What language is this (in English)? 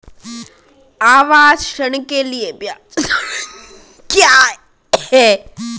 Hindi